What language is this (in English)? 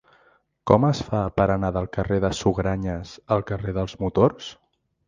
Catalan